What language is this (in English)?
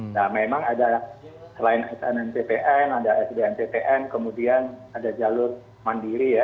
Indonesian